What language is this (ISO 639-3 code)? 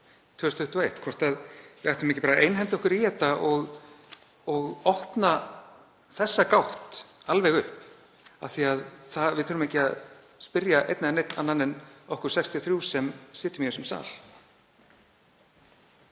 isl